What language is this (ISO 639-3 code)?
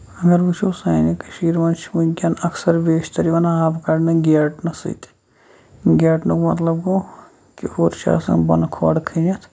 kas